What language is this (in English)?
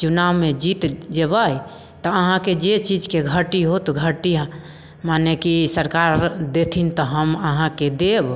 Maithili